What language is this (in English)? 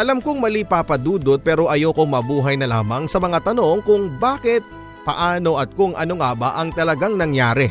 Filipino